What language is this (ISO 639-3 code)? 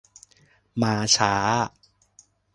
tha